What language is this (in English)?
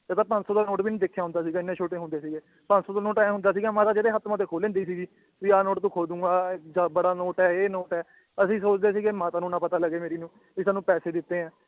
Punjabi